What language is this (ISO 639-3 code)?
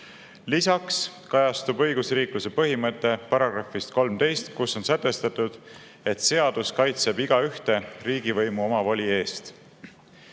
est